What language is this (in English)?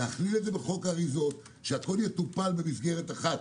Hebrew